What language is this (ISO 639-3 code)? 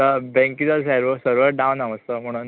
kok